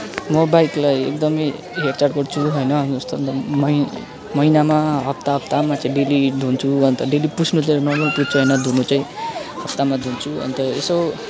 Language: Nepali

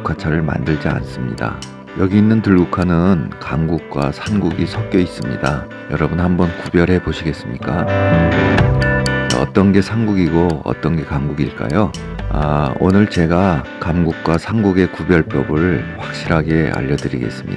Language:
Korean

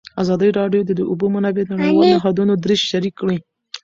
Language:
Pashto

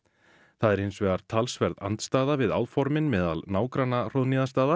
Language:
Icelandic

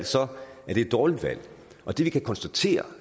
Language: Danish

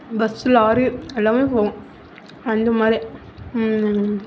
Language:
Tamil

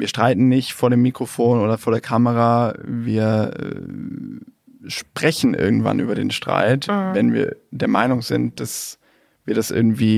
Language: German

